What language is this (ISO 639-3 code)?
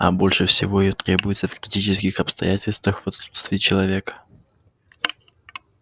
rus